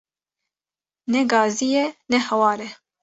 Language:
Kurdish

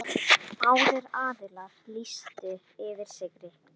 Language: Icelandic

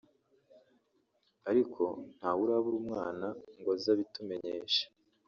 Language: Kinyarwanda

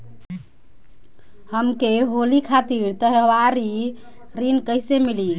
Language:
Bhojpuri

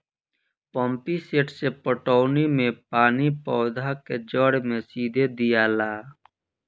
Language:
Bhojpuri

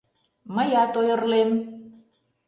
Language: Mari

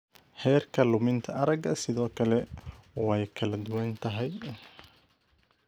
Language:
Somali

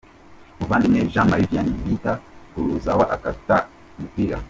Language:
Kinyarwanda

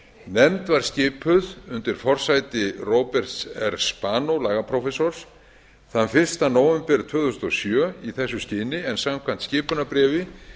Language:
Icelandic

